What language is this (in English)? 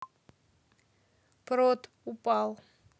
Russian